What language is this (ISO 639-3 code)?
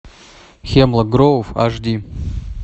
rus